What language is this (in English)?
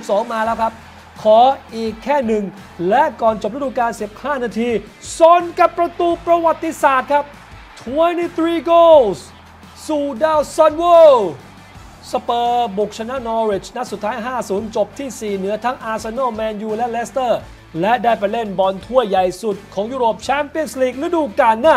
Thai